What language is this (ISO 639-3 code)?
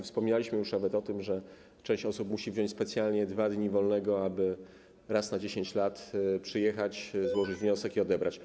pol